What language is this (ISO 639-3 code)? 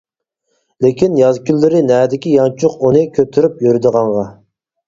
uig